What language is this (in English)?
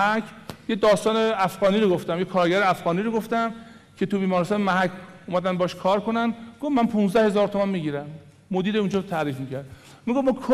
Persian